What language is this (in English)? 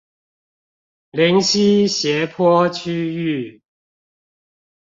Chinese